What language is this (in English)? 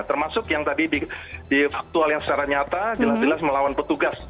Indonesian